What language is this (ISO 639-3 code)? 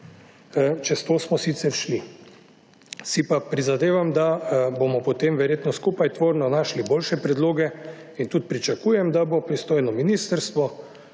slv